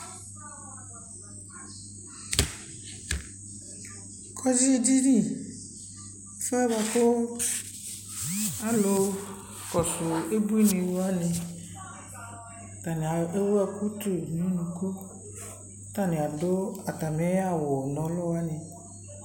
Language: Ikposo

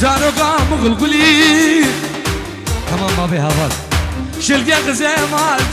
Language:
Arabic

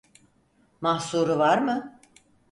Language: Turkish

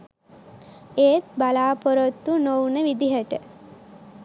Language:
Sinhala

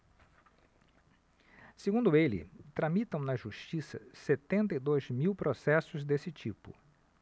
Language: Portuguese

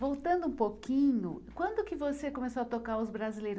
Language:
Portuguese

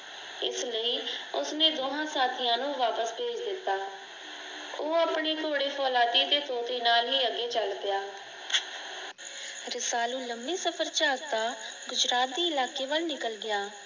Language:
Punjabi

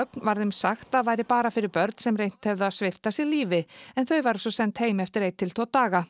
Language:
Icelandic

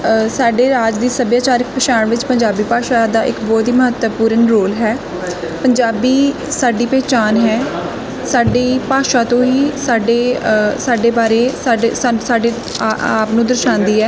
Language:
Punjabi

